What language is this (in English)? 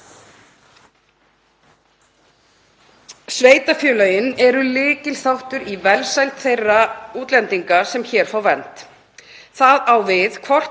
Icelandic